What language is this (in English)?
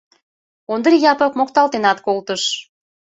Mari